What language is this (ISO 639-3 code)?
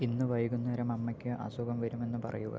mal